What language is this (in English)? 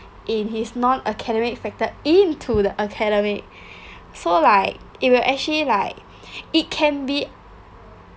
English